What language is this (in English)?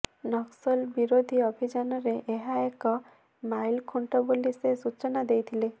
Odia